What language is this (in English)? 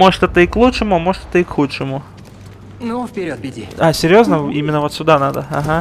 Russian